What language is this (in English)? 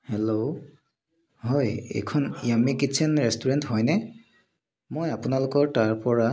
Assamese